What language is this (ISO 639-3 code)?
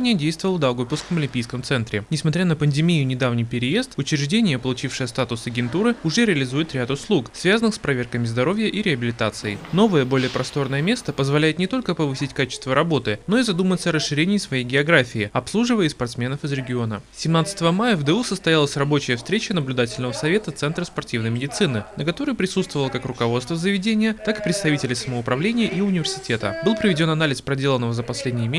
rus